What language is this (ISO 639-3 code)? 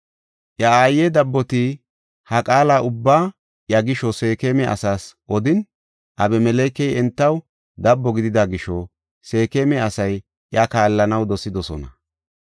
gof